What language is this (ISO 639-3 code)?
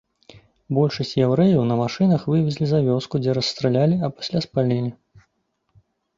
bel